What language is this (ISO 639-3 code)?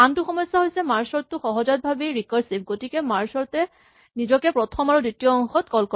asm